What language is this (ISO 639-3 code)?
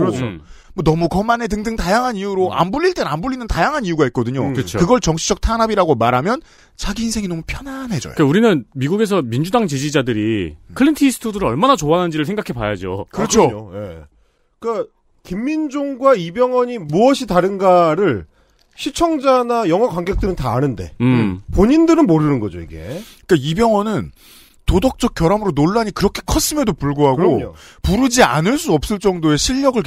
kor